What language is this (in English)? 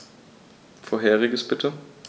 German